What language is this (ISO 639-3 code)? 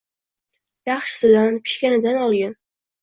uzb